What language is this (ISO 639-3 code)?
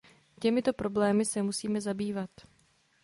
ces